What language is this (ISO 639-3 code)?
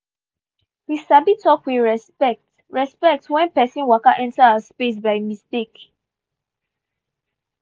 pcm